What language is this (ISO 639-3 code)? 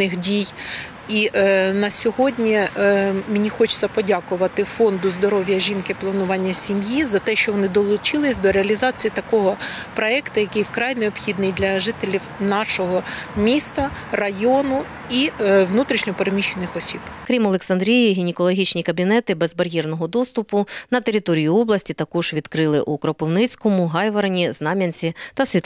ukr